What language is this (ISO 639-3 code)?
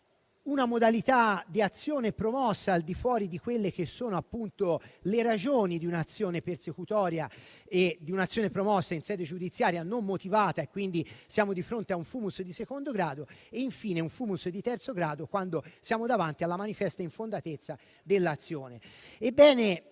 ita